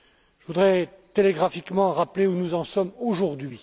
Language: French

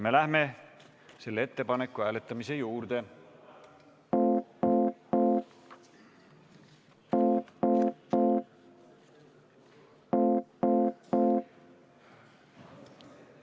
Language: Estonian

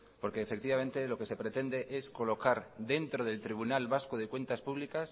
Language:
Spanish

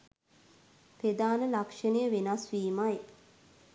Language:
Sinhala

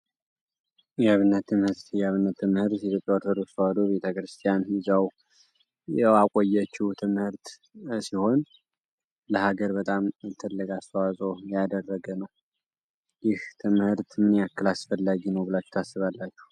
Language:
Amharic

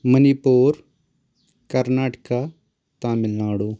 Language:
Kashmiri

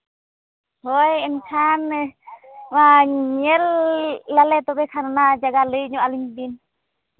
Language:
Santali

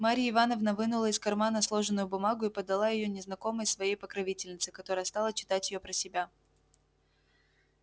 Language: Russian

